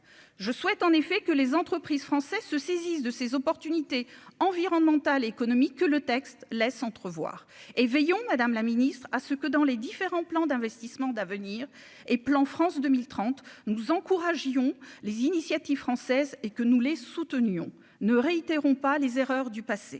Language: French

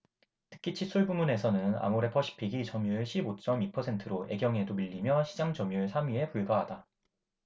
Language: Korean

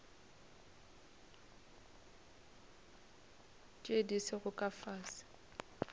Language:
Northern Sotho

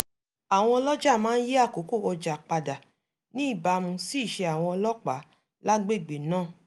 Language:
Yoruba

